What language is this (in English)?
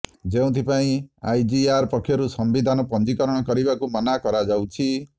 Odia